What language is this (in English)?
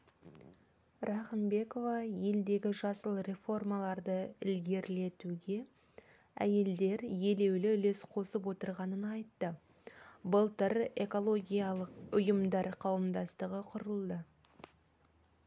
Kazakh